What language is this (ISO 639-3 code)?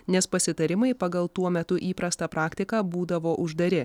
lit